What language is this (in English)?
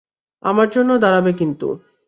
Bangla